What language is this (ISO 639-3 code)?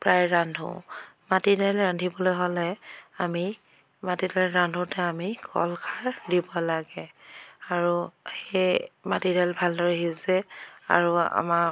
asm